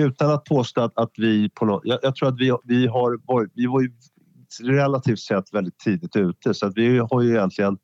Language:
Swedish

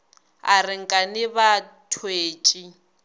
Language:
Northern Sotho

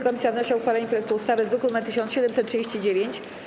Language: Polish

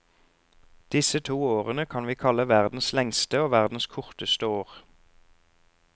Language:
Norwegian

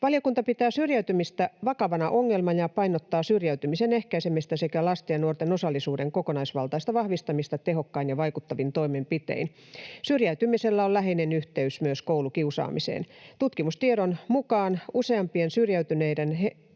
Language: Finnish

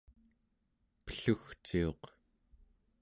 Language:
Central Yupik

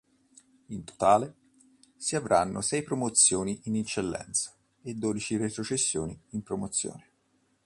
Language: Italian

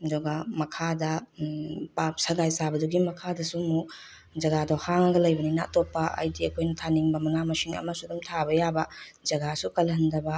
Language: Manipuri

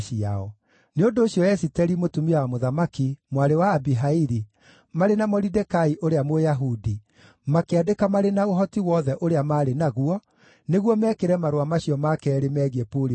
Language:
Kikuyu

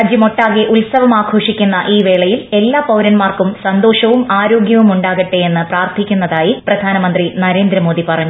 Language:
Malayalam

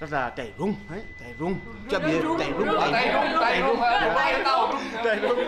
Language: Vietnamese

